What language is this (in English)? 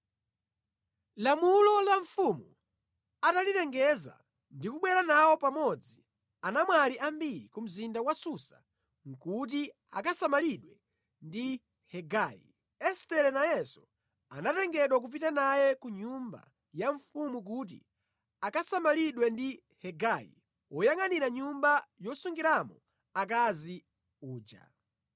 Nyanja